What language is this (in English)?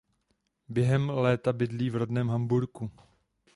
Czech